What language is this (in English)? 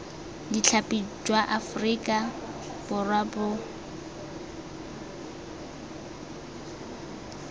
Tswana